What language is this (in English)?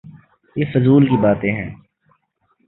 Urdu